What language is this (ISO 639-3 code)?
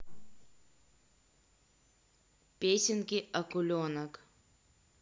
rus